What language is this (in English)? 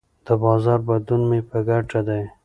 Pashto